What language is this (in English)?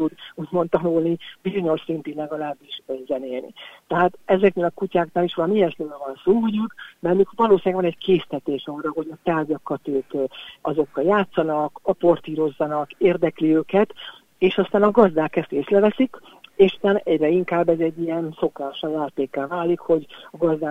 Hungarian